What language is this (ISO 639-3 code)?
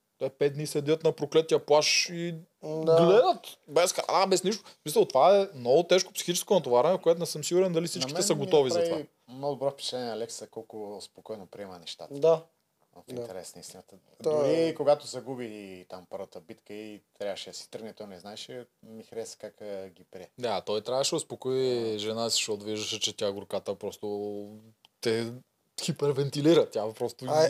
bul